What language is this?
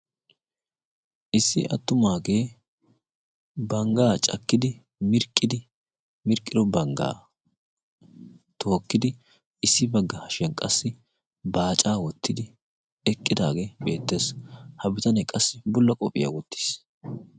Wolaytta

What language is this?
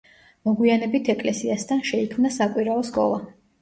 Georgian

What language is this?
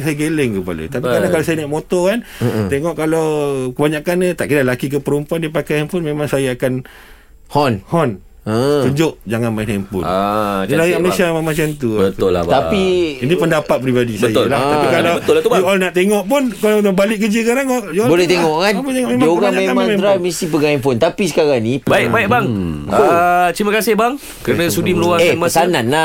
Malay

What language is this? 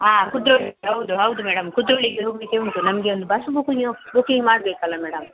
Kannada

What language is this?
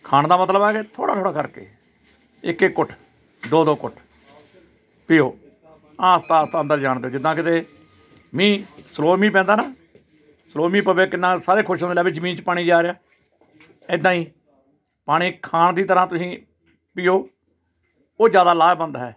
Punjabi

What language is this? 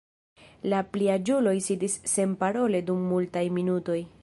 Esperanto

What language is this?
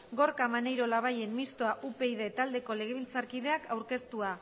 Basque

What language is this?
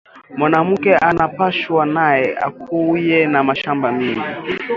Swahili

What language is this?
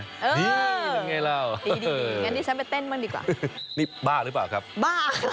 Thai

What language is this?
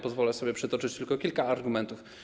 Polish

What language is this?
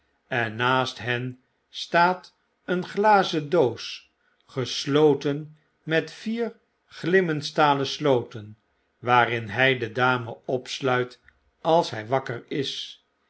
Dutch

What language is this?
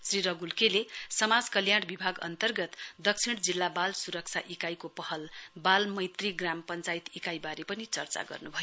Nepali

